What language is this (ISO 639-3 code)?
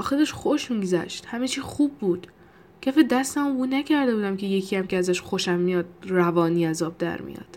fas